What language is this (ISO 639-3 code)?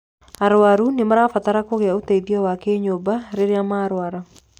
kik